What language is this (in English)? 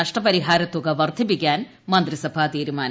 Malayalam